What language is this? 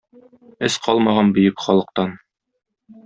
Tatar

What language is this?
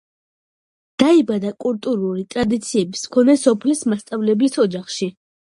Georgian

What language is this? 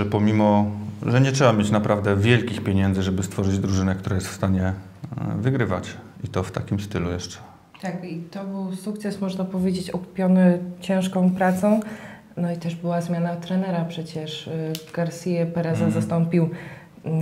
Polish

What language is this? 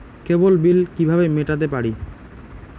Bangla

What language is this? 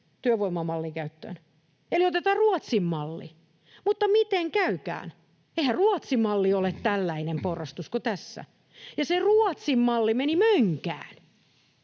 Finnish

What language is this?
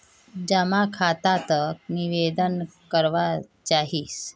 Magahi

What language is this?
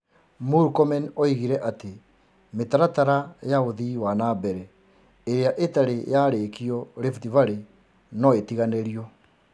Kikuyu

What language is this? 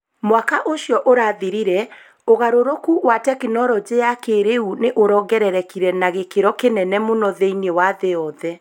Kikuyu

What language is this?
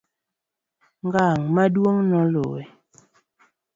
Luo (Kenya and Tanzania)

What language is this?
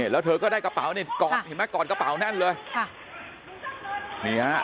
Thai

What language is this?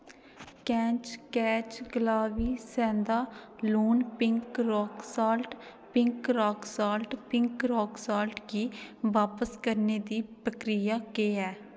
Dogri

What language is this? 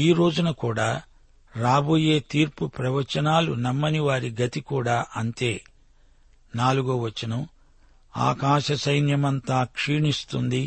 Telugu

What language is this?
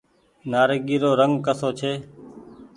Goaria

